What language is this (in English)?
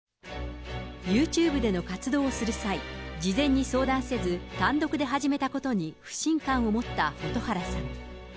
Japanese